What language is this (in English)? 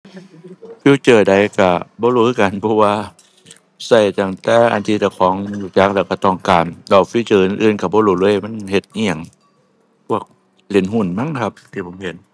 Thai